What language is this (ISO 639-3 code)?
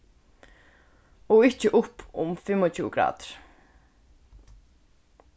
fao